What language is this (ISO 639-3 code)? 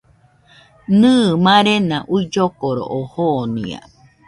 hux